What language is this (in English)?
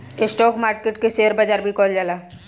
Bhojpuri